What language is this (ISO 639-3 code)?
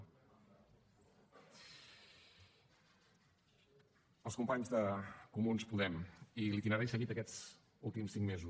cat